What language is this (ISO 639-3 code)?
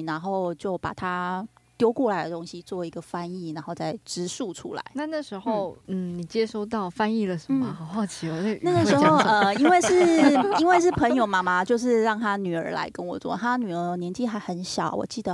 zho